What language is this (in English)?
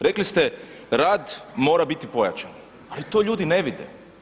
Croatian